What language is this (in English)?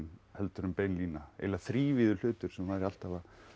Icelandic